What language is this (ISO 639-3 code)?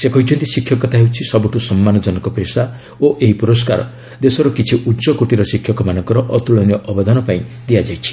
ori